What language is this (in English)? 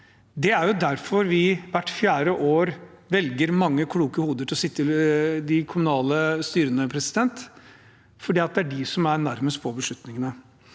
Norwegian